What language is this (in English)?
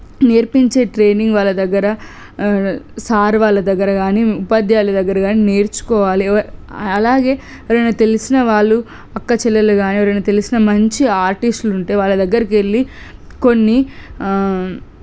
Telugu